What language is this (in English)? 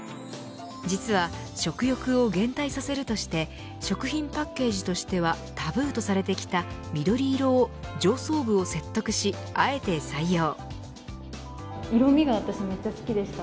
Japanese